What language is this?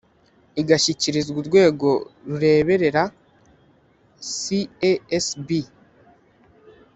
Kinyarwanda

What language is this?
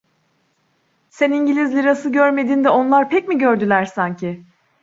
Turkish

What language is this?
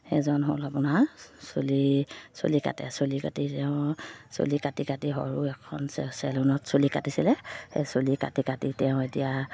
Assamese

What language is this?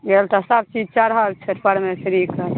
Maithili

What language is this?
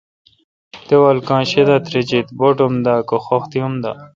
Kalkoti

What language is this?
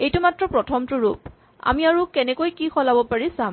Assamese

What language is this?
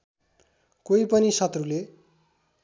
Nepali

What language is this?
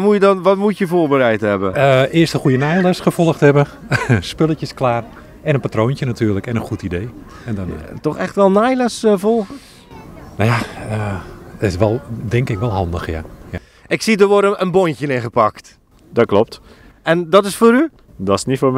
Dutch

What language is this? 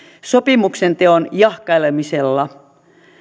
Finnish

